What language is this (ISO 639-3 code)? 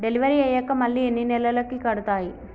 tel